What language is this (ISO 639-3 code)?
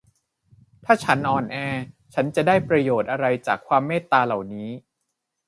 tha